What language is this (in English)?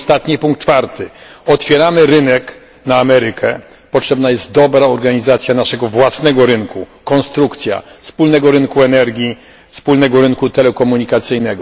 Polish